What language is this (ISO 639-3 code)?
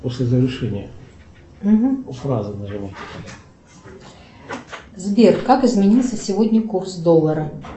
rus